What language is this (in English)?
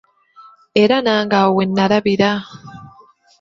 Ganda